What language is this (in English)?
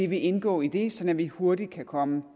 Danish